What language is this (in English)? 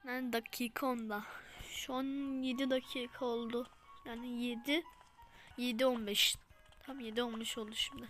Turkish